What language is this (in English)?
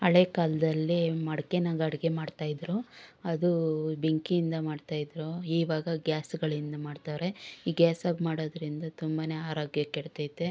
Kannada